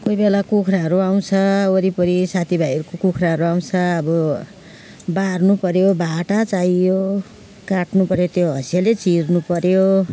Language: Nepali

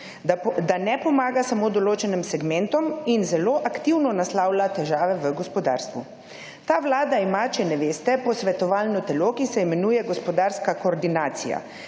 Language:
Slovenian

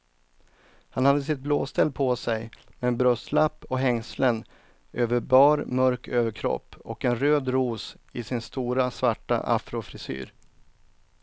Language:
Swedish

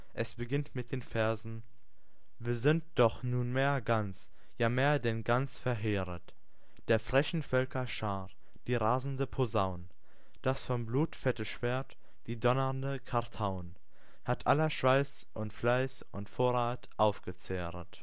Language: German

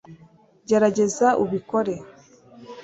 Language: Kinyarwanda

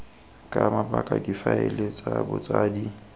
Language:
Tswana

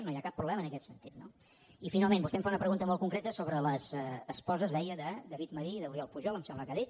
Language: Catalan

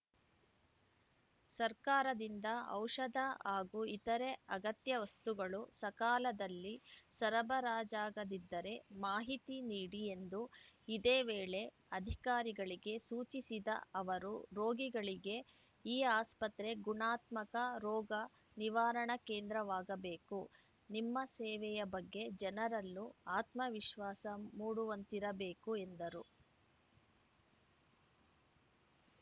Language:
Kannada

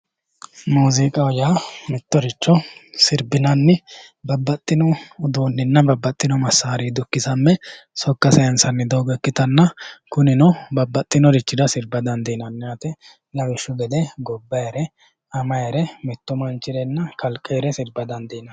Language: Sidamo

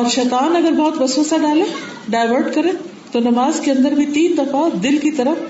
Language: Urdu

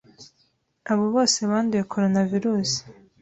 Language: Kinyarwanda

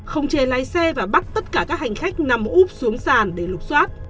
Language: Vietnamese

